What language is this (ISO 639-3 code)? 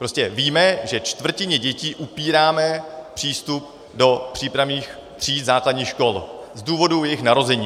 ces